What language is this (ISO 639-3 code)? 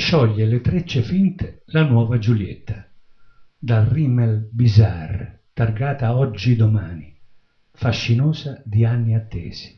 ita